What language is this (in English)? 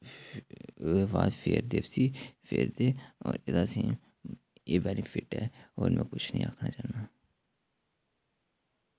Dogri